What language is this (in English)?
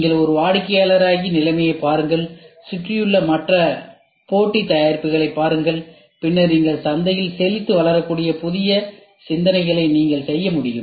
Tamil